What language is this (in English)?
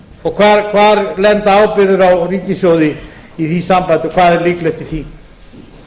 Icelandic